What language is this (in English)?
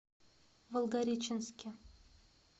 Russian